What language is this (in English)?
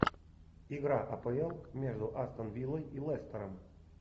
Russian